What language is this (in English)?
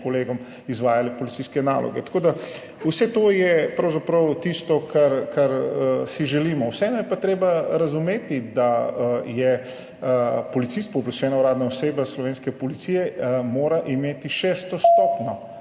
Slovenian